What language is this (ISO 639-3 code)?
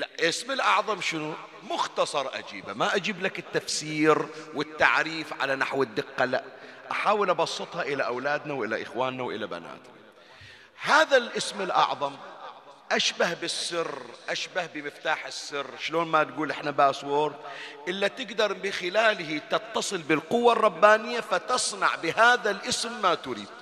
ara